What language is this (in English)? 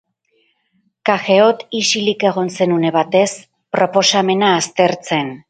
Basque